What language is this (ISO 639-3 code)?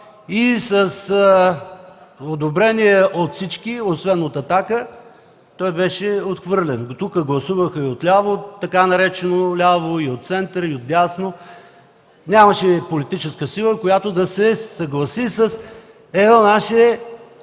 bul